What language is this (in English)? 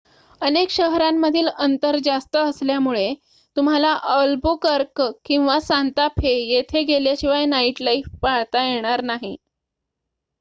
Marathi